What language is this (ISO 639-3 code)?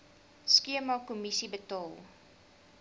afr